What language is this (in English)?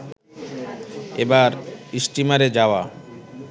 Bangla